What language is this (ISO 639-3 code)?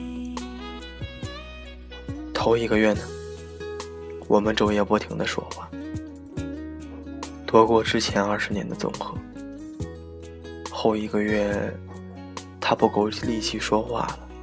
zho